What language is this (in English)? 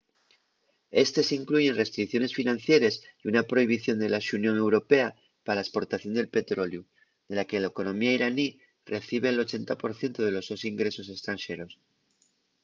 Asturian